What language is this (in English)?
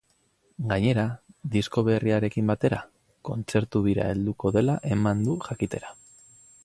Basque